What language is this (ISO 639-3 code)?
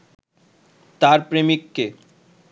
ben